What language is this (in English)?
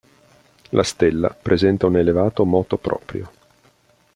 Italian